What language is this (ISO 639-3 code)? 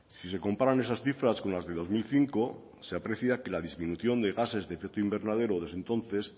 spa